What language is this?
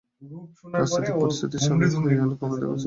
Bangla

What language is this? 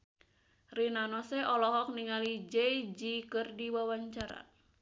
Sundanese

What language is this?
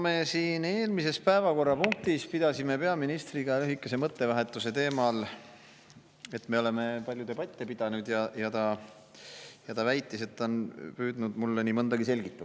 Estonian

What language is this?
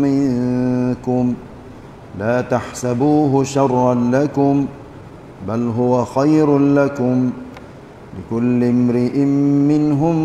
Malay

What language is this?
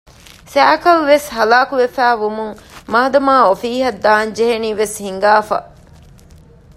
Divehi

